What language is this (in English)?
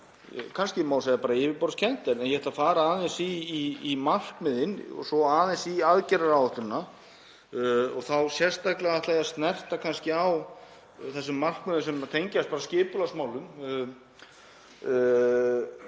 Icelandic